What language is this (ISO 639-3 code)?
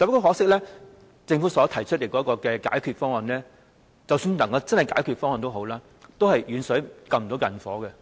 yue